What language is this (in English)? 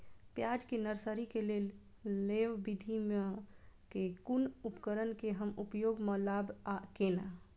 Maithili